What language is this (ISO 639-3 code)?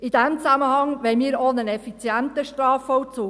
gsw